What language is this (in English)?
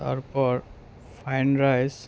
Bangla